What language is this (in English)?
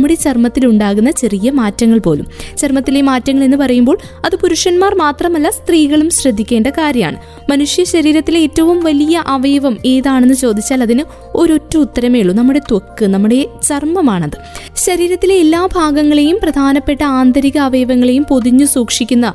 Malayalam